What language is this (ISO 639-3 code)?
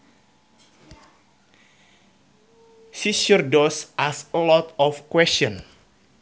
sun